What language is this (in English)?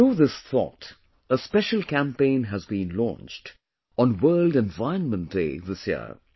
English